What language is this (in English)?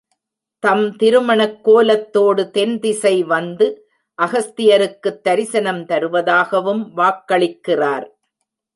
Tamil